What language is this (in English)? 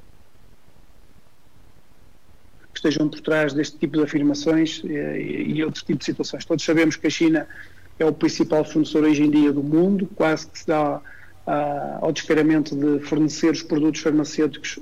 Portuguese